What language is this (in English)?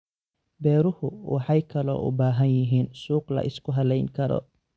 Somali